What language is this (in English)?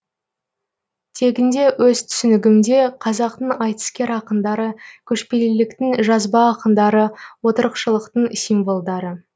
Kazakh